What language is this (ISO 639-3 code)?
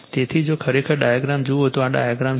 guj